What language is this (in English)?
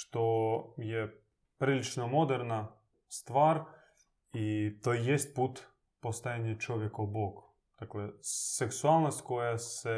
Croatian